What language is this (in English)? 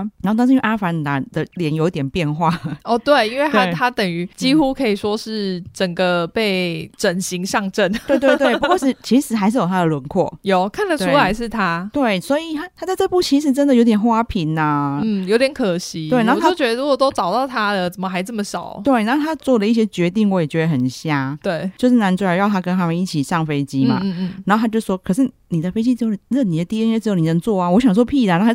Chinese